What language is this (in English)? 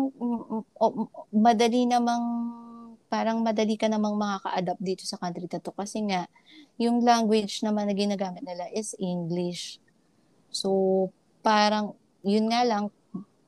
Filipino